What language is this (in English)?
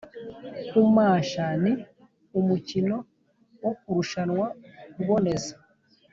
Kinyarwanda